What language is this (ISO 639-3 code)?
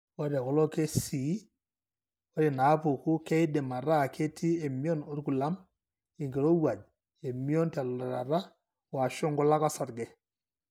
mas